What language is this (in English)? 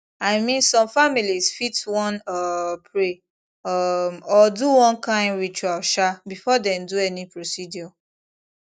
Nigerian Pidgin